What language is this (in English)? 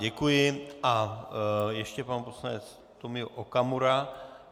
Czech